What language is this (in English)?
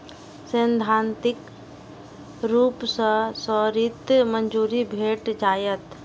Maithili